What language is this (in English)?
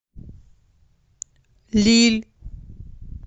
Russian